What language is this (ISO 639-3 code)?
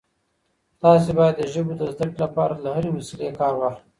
pus